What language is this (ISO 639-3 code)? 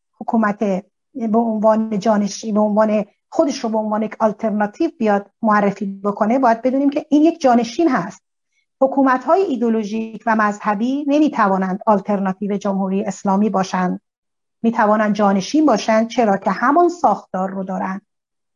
fas